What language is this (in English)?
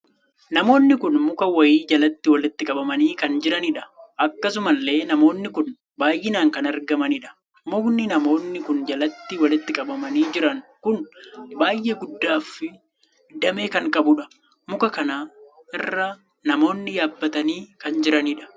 Oromo